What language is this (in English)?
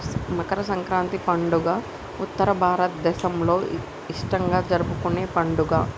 Telugu